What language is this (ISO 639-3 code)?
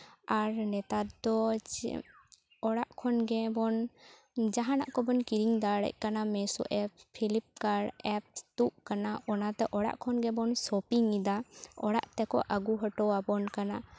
sat